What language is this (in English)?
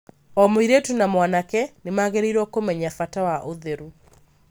Kikuyu